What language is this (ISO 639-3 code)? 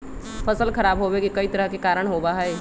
mag